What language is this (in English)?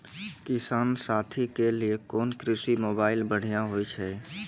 Maithili